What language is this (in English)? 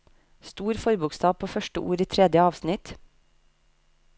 Norwegian